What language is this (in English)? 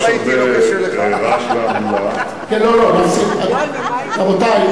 Hebrew